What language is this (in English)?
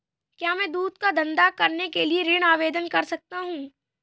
Hindi